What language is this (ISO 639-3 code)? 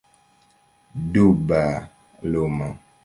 epo